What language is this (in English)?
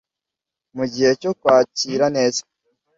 Kinyarwanda